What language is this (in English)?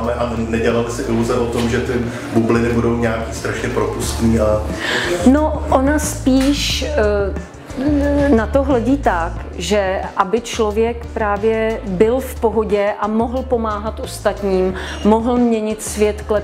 Czech